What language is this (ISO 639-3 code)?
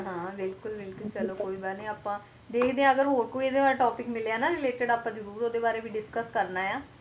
pan